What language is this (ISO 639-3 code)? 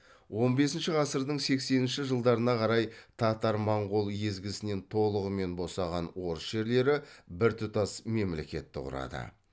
kaz